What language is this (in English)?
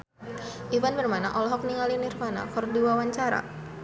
Sundanese